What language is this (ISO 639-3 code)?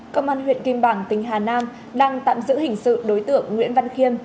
vie